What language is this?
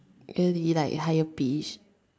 English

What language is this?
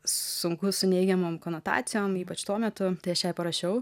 Lithuanian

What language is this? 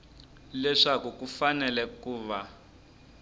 Tsonga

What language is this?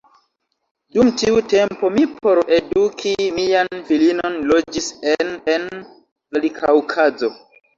Esperanto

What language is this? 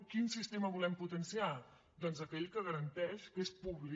Catalan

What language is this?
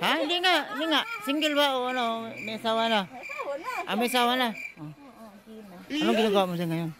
Indonesian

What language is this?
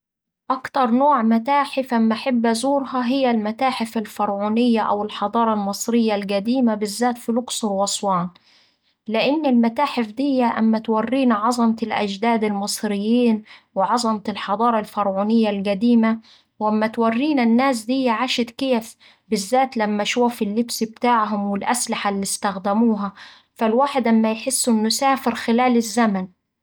Saidi Arabic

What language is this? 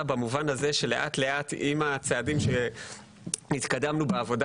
Hebrew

